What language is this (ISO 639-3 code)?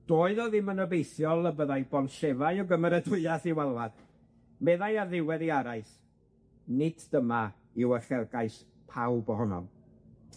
cym